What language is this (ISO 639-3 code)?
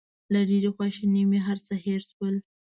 pus